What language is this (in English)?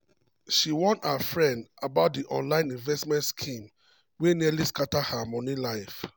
Nigerian Pidgin